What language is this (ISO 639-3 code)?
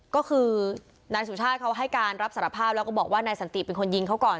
tha